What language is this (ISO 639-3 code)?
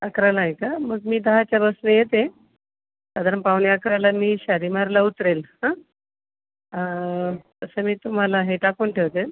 mar